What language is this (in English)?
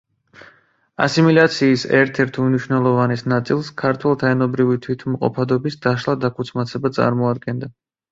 Georgian